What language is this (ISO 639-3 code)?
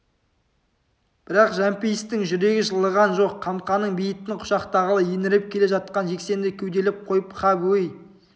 kaz